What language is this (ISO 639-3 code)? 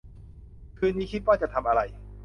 tha